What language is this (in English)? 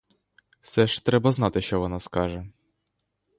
Ukrainian